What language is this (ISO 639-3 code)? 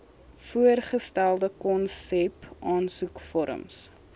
afr